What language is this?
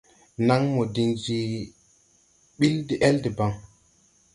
Tupuri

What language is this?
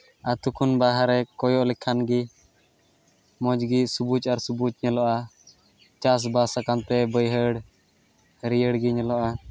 Santali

